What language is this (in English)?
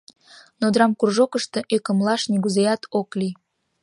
Mari